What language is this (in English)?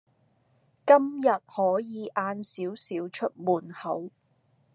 Cantonese